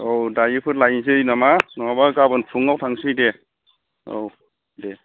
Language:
Bodo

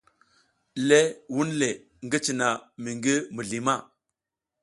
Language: South Giziga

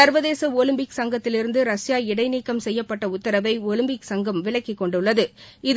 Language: Tamil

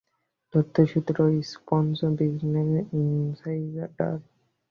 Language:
Bangla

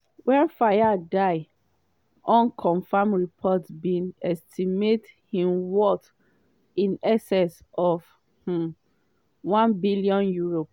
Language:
Nigerian Pidgin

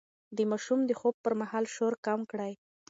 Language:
Pashto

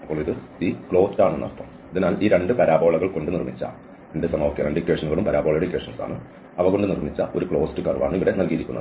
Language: Malayalam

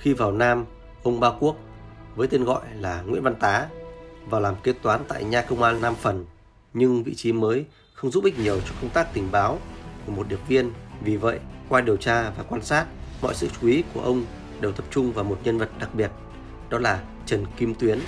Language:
Vietnamese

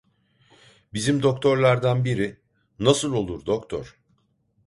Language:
Turkish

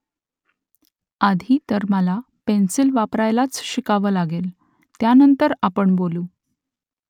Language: Marathi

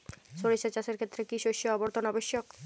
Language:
Bangla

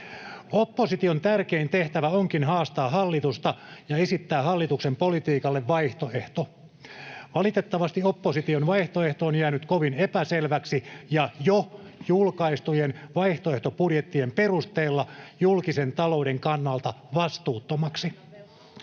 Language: Finnish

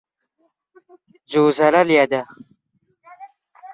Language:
Central Kurdish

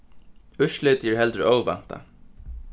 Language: Faroese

